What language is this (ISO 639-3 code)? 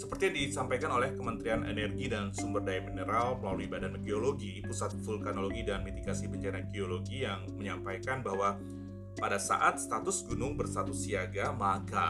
ind